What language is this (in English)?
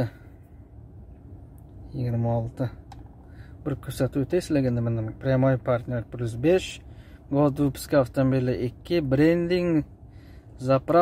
Turkish